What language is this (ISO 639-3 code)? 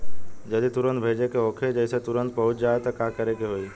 bho